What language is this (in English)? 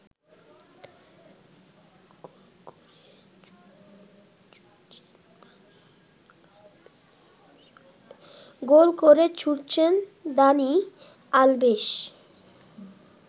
Bangla